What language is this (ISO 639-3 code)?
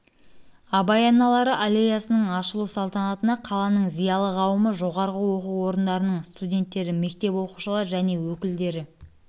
kaz